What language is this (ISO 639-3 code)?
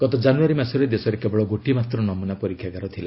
ori